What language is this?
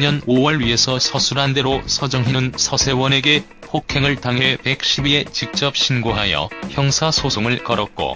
Korean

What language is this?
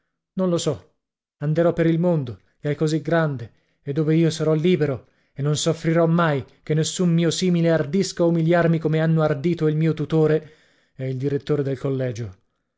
Italian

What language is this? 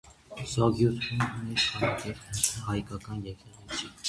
Armenian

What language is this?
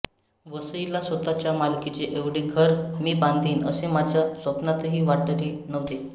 Marathi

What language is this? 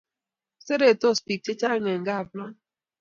Kalenjin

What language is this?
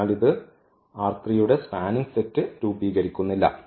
Malayalam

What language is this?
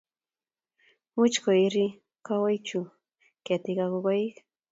Kalenjin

